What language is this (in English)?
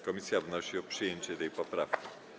Polish